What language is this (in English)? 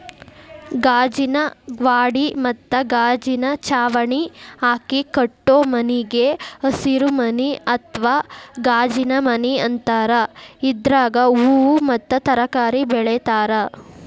Kannada